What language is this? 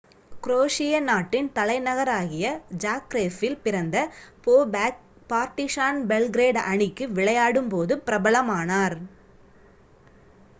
Tamil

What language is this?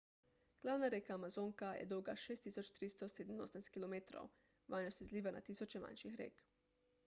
Slovenian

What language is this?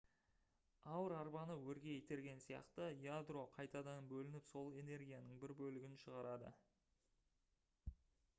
Kazakh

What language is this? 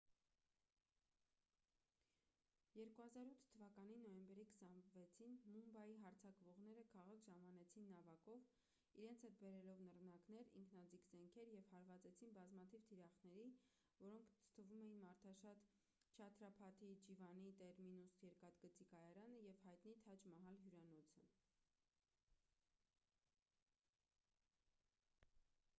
Armenian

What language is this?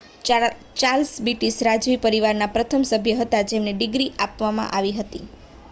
Gujarati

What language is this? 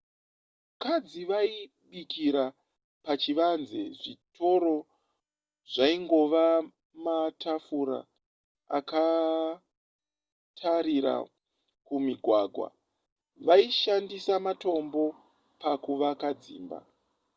Shona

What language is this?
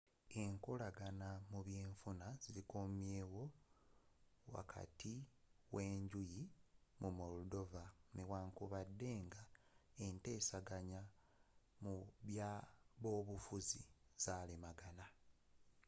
Ganda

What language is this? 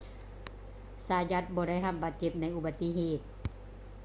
Lao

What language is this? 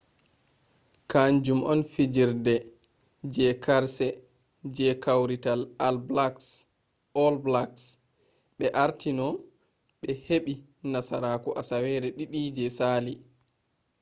Fula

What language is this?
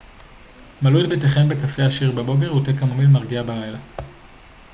Hebrew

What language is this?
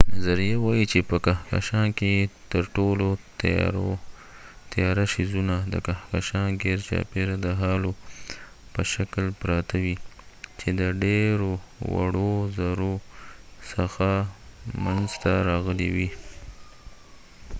Pashto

